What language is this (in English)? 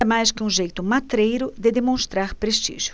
Portuguese